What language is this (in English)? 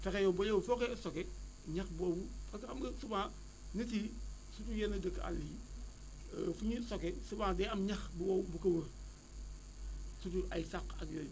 Wolof